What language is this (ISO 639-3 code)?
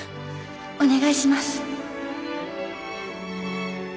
jpn